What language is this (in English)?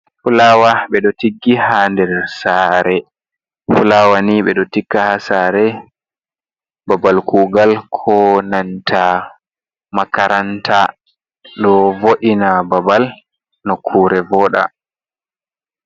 Fula